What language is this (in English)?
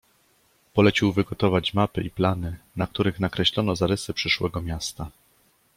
Polish